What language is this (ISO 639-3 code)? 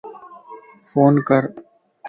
lss